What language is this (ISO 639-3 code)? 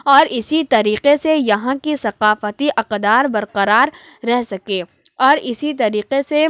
urd